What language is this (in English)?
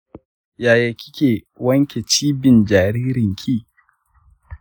Hausa